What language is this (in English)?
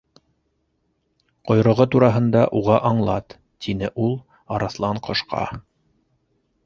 Bashkir